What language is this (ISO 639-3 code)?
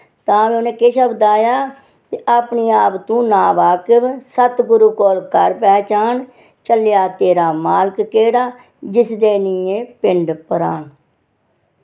doi